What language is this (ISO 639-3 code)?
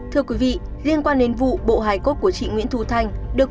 vie